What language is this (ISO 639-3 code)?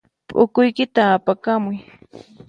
qxp